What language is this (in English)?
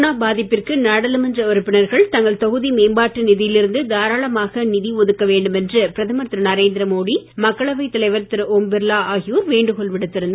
Tamil